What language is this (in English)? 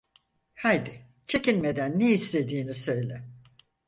Turkish